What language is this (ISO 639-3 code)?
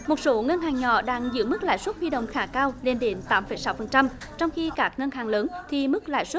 vie